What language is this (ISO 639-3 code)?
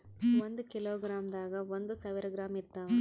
kan